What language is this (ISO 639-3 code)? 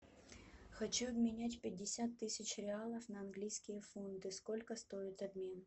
rus